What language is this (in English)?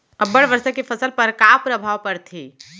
Chhattisgarhi